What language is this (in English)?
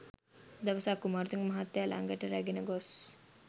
Sinhala